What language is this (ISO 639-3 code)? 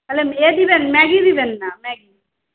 ben